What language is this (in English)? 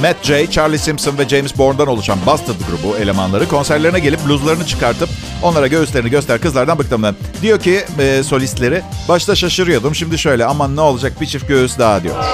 Turkish